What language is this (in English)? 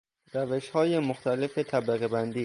Persian